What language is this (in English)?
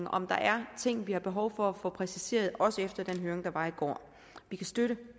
Danish